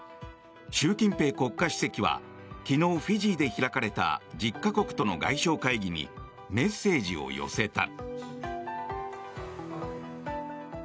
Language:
Japanese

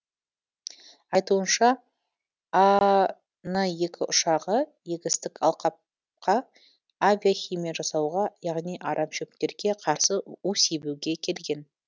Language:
Kazakh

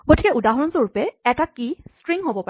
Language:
Assamese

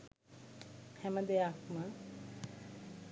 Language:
Sinhala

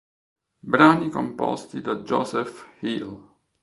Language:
Italian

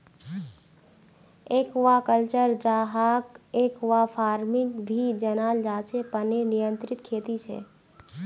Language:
Magahi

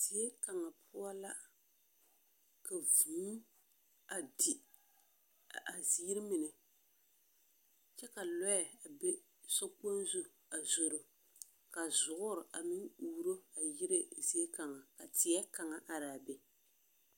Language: Southern Dagaare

